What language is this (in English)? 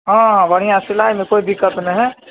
Maithili